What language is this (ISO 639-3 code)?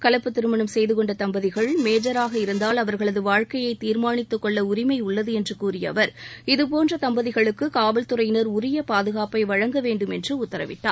tam